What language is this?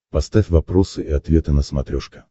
Russian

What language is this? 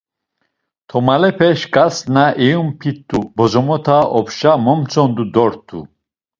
Laz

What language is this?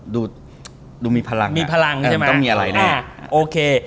Thai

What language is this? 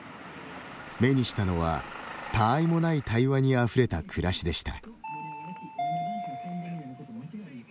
Japanese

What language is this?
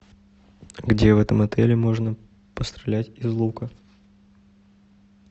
Russian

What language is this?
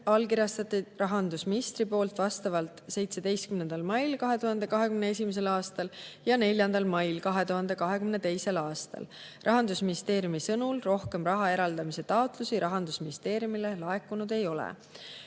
Estonian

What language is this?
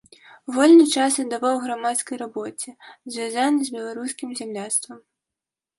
Belarusian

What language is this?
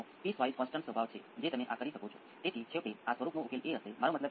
Gujarati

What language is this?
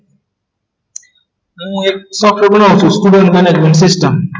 Gujarati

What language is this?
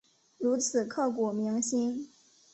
Chinese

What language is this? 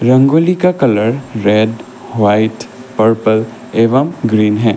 Hindi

